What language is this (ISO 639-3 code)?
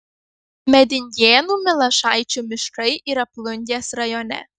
lit